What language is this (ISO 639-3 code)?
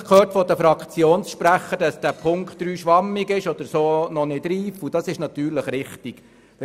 gsw